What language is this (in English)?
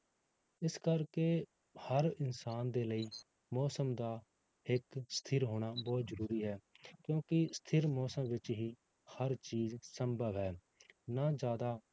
Punjabi